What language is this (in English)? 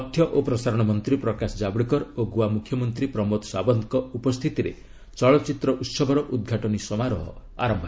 Odia